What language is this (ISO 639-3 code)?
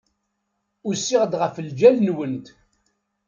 kab